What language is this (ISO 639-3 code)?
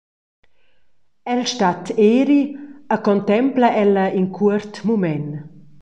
roh